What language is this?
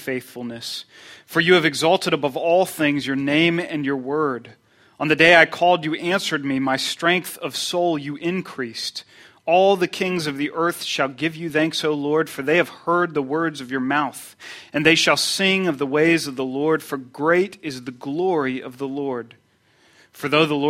English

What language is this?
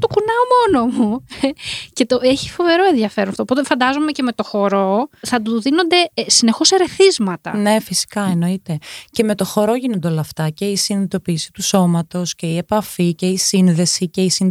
Greek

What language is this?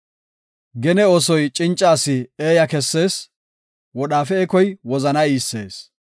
Gofa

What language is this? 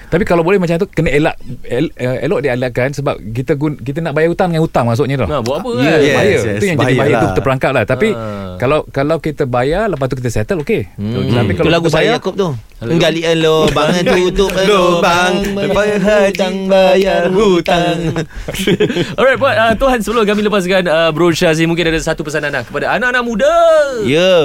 Malay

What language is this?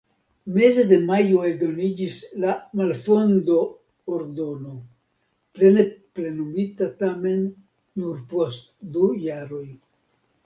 Esperanto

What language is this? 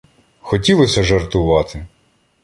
Ukrainian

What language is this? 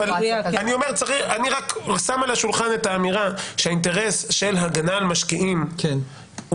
Hebrew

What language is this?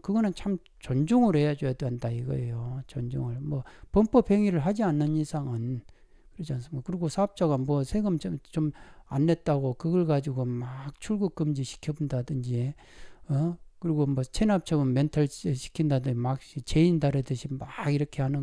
Korean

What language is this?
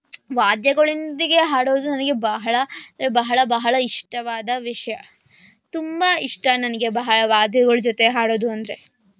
Kannada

